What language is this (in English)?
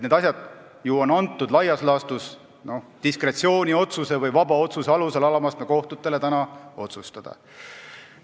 Estonian